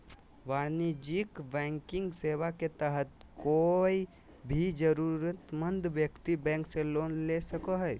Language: Magahi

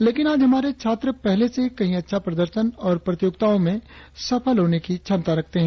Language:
Hindi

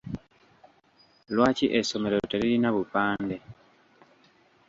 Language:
Ganda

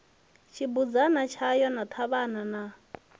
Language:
Venda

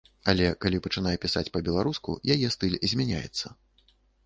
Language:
Belarusian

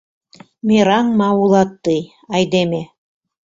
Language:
Mari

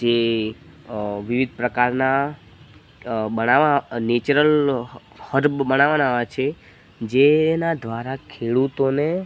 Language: Gujarati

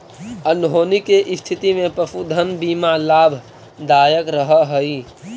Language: Magahi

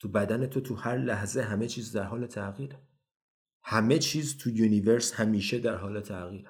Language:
Persian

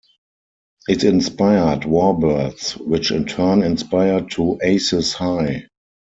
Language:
English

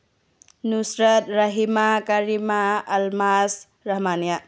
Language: Manipuri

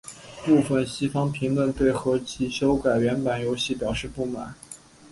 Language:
Chinese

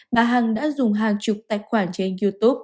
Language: Vietnamese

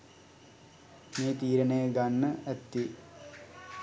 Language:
Sinhala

